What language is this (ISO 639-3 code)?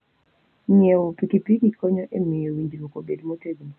luo